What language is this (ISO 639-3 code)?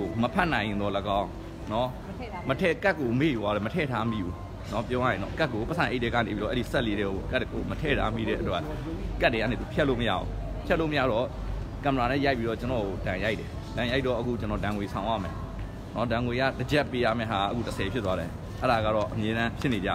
tha